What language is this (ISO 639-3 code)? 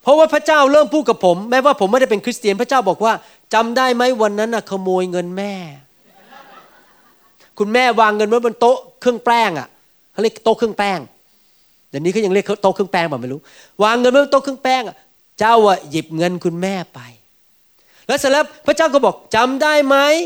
tha